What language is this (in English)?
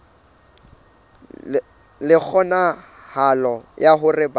Southern Sotho